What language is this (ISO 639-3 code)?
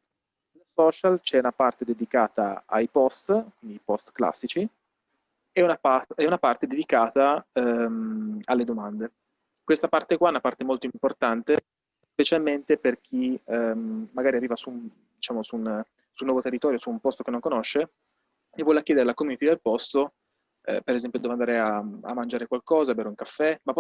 ita